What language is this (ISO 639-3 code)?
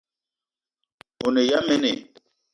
eto